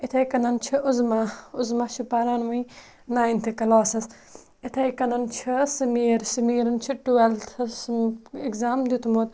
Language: Kashmiri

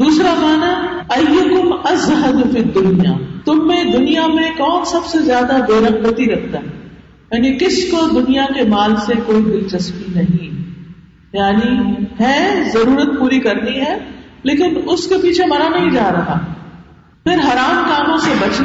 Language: Urdu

